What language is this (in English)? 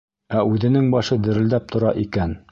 Bashkir